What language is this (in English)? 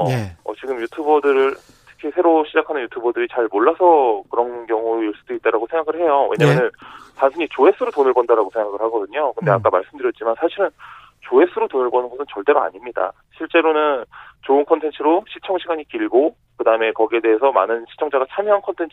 Korean